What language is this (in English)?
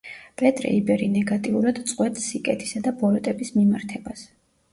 Georgian